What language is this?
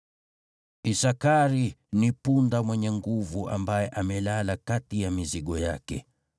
Swahili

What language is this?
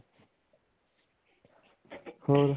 Punjabi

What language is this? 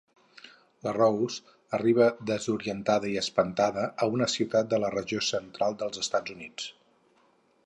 Catalan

